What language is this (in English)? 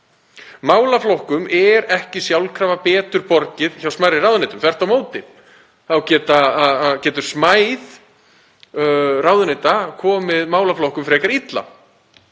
Icelandic